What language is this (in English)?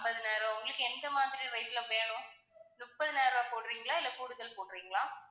Tamil